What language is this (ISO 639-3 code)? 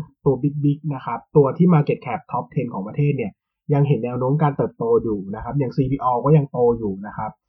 tha